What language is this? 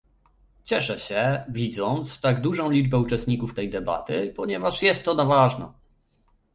Polish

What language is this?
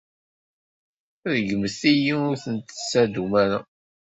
Kabyle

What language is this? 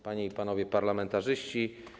Polish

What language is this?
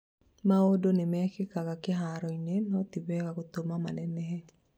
Kikuyu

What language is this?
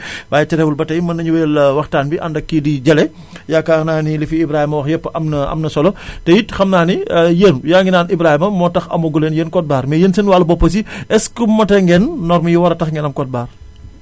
Wolof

